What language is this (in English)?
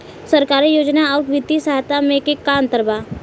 Bhojpuri